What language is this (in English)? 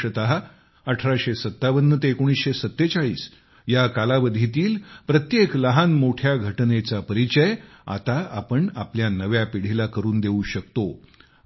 Marathi